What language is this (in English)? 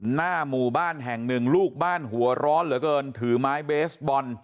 Thai